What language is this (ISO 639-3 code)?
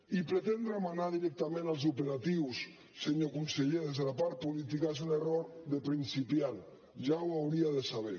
cat